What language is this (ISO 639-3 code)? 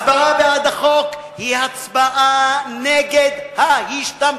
heb